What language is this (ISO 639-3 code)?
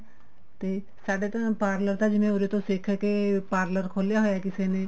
pan